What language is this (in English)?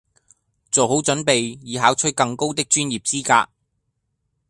Cantonese